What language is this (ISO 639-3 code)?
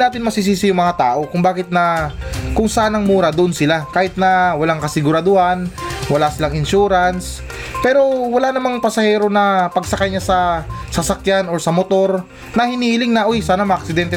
fil